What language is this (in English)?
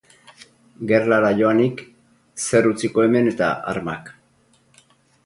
Basque